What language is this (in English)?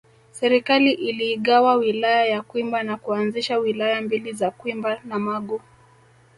Swahili